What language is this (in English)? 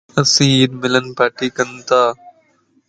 Lasi